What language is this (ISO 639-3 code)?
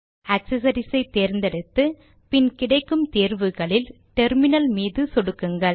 tam